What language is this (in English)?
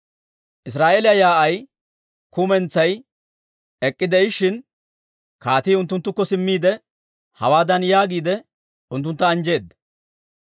Dawro